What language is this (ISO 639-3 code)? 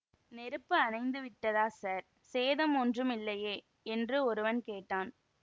tam